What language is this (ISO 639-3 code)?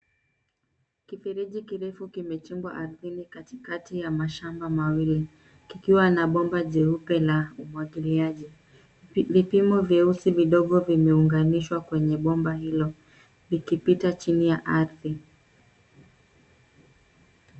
swa